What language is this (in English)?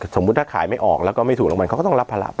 Thai